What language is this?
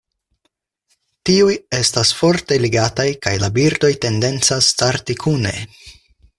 Esperanto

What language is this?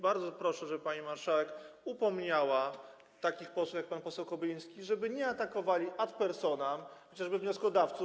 Polish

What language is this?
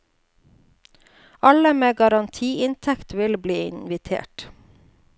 Norwegian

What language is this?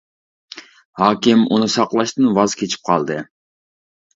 Uyghur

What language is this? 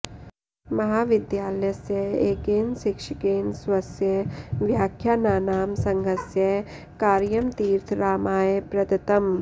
Sanskrit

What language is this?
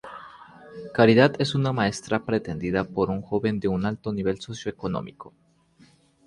Spanish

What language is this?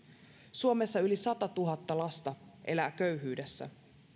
Finnish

